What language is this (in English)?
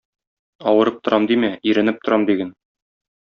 Tatar